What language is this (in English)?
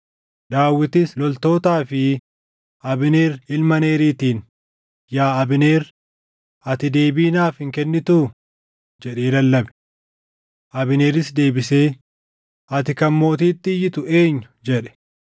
Oromo